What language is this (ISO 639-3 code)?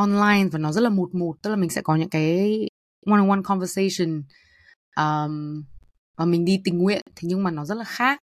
vie